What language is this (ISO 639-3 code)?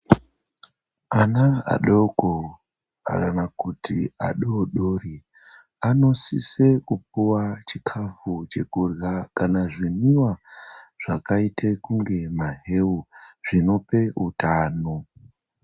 ndc